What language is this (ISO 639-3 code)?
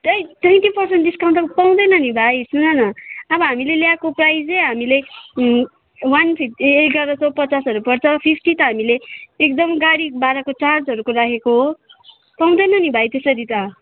nep